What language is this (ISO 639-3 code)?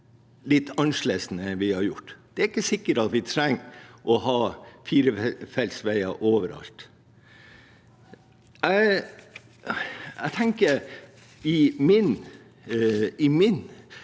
nor